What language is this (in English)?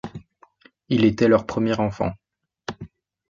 French